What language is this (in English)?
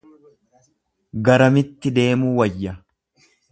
Oromo